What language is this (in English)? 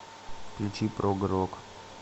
Russian